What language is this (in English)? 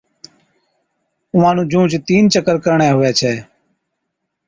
Od